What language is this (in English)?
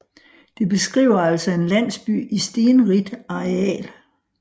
Danish